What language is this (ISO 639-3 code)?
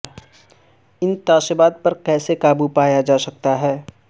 urd